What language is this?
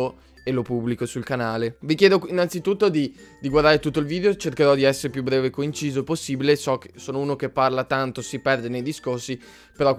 Italian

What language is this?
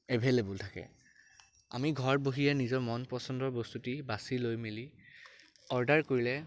Assamese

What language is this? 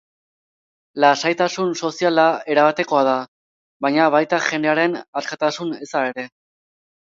Basque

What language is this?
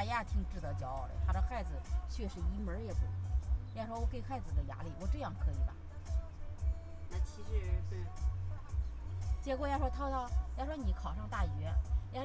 Chinese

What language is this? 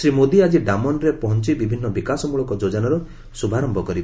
Odia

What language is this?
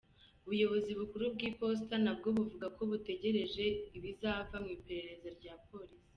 Kinyarwanda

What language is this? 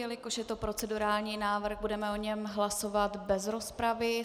Czech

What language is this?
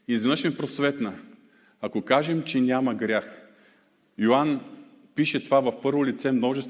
Bulgarian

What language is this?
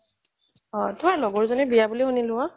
Assamese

